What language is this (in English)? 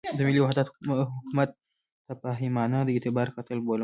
Pashto